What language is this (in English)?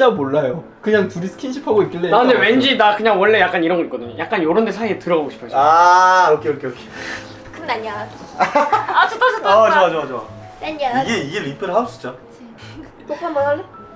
Korean